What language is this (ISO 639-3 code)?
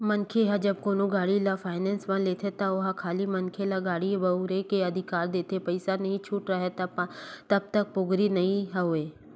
hne